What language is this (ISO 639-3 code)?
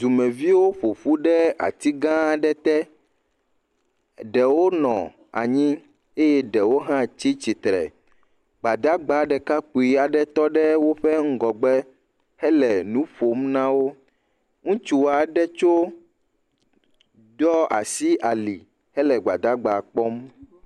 ewe